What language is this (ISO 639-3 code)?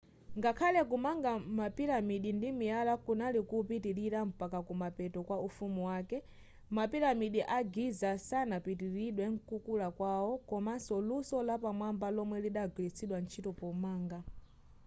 nya